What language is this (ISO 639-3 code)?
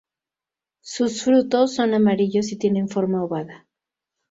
spa